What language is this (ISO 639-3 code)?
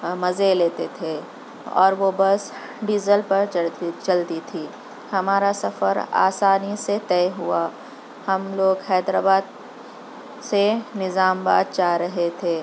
urd